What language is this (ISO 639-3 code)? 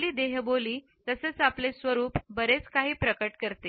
mar